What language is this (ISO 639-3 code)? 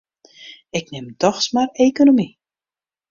fry